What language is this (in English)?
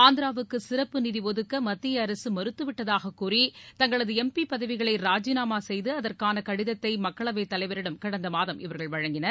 Tamil